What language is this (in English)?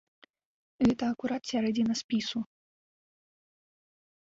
Belarusian